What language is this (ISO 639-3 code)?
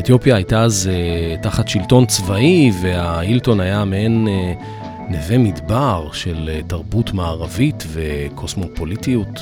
heb